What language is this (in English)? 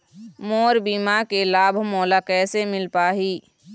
Chhattisgarhi